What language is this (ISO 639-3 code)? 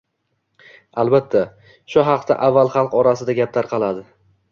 uzb